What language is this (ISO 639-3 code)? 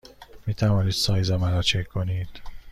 fas